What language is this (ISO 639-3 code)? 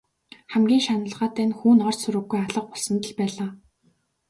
mon